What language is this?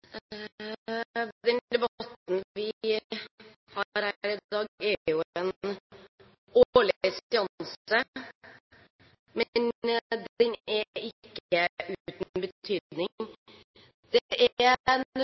Norwegian Bokmål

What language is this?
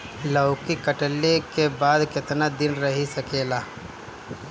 Bhojpuri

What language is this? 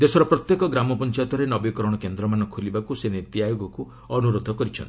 Odia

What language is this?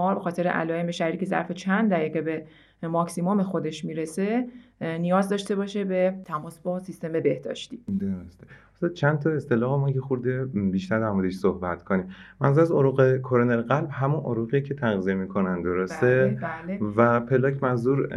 Persian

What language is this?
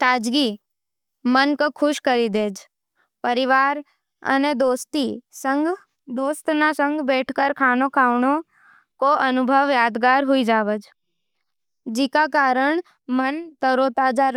Nimadi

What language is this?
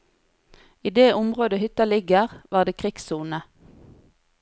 Norwegian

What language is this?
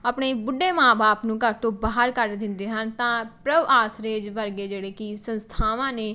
Punjabi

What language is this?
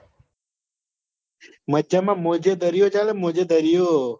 Gujarati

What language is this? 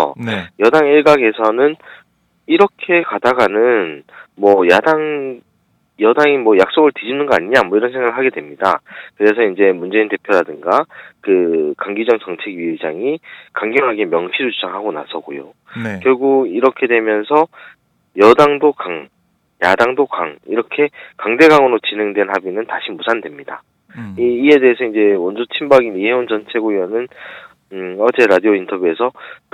Korean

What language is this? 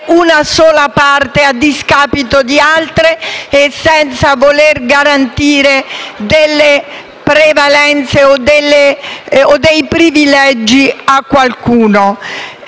Italian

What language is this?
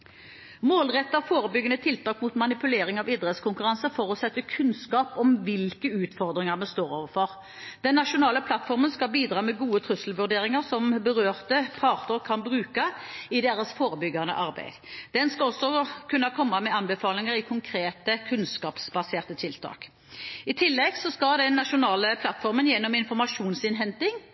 Norwegian Bokmål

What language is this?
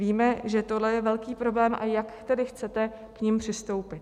Czech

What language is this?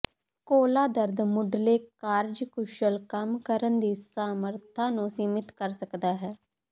Punjabi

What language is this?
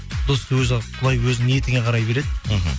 Kazakh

